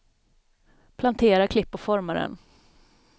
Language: Swedish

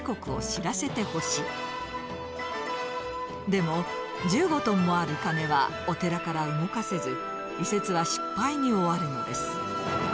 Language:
Japanese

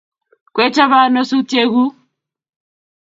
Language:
Kalenjin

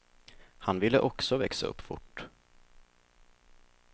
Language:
Swedish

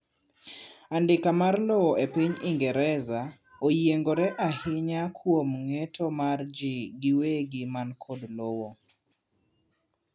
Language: Luo (Kenya and Tanzania)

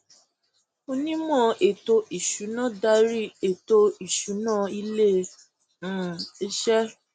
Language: Yoruba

